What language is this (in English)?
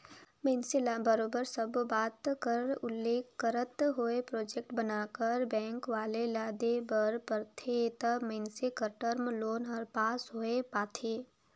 Chhattisgarhi